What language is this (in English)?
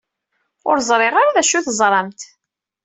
Kabyle